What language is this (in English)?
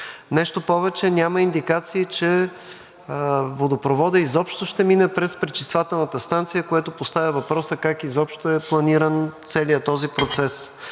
Bulgarian